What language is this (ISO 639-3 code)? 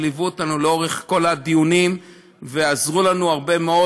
heb